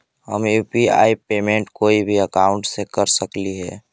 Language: Magahi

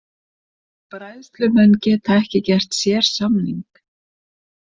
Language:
Icelandic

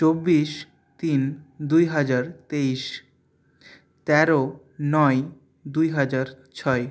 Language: Bangla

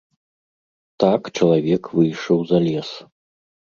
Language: Belarusian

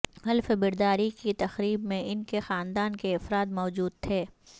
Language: Urdu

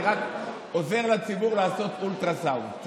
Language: Hebrew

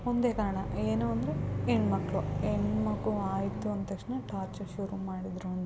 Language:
Kannada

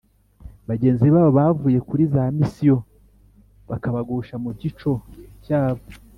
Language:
Kinyarwanda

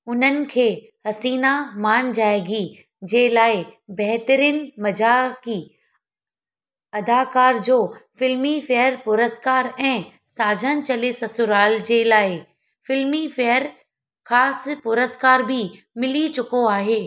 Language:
Sindhi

